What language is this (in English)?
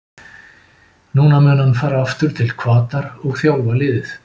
Icelandic